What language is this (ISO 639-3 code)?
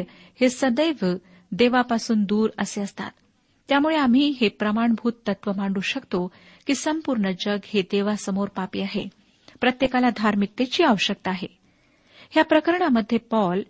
mar